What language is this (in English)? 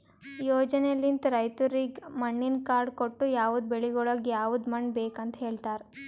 Kannada